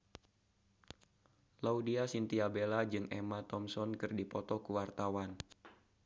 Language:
Sundanese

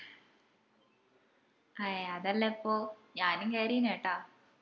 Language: Malayalam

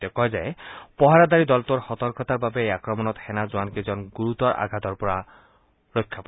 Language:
Assamese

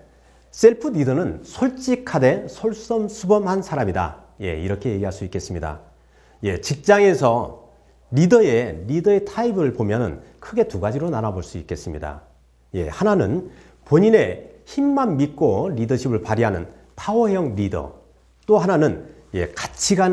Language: Korean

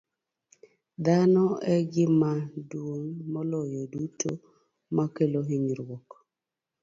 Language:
Luo (Kenya and Tanzania)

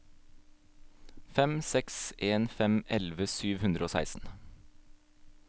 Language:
Norwegian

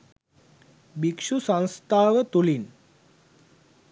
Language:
Sinhala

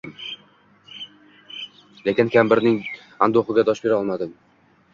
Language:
Uzbek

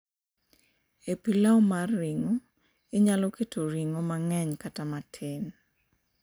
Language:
Luo (Kenya and Tanzania)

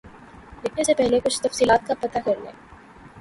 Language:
Urdu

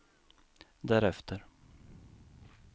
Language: Swedish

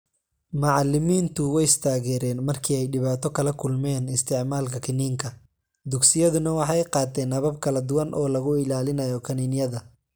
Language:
Somali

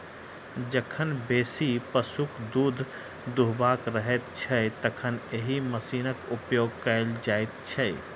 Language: Maithili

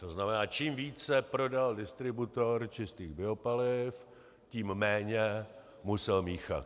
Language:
Czech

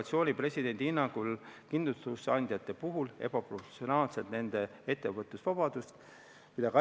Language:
Estonian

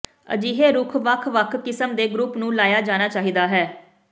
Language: Punjabi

